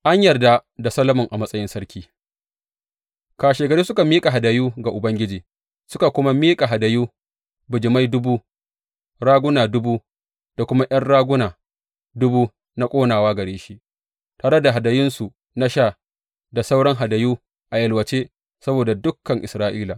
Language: Hausa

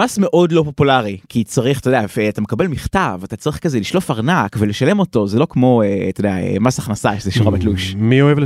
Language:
Hebrew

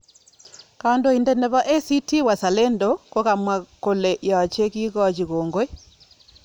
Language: Kalenjin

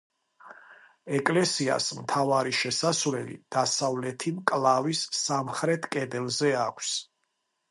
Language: Georgian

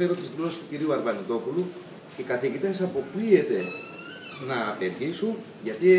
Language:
Greek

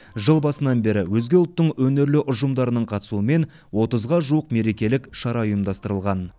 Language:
Kazakh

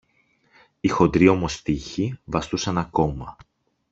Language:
Greek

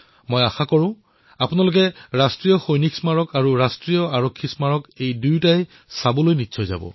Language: Assamese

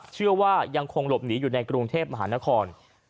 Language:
Thai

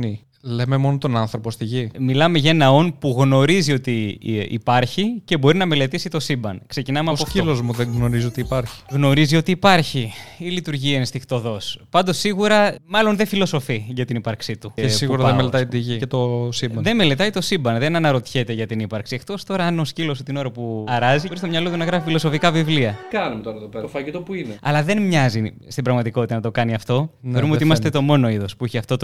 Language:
Greek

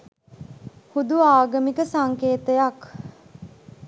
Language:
Sinhala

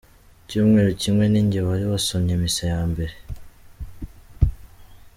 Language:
Kinyarwanda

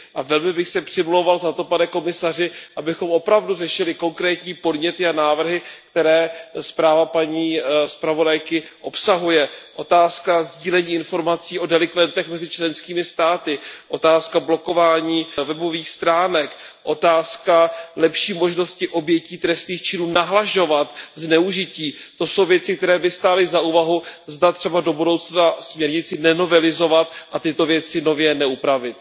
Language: Czech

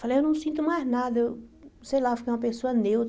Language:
Portuguese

